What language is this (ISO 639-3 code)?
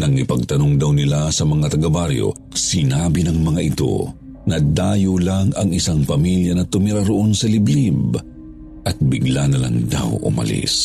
fil